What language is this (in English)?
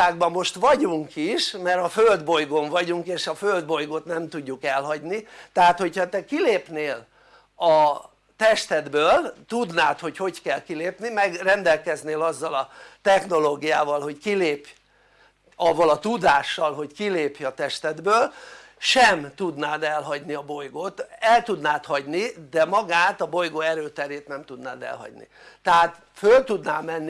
Hungarian